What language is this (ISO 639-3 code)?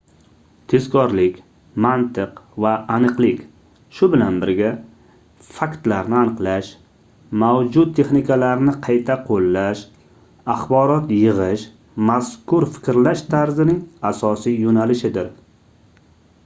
uzb